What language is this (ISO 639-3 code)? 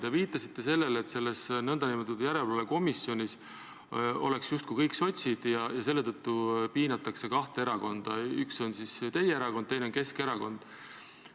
est